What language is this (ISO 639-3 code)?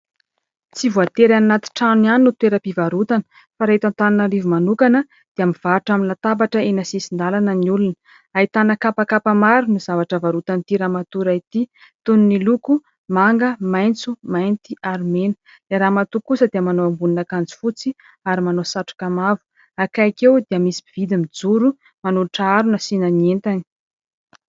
mlg